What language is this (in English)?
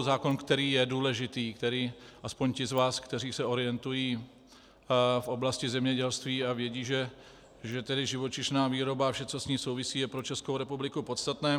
Czech